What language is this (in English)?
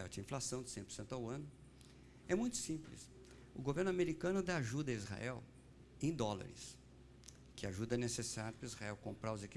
Portuguese